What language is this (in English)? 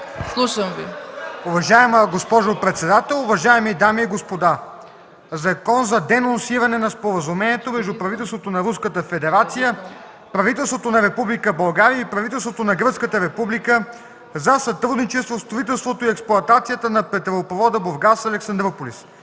Bulgarian